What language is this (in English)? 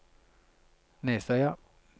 Norwegian